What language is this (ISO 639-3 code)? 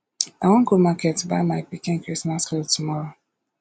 pcm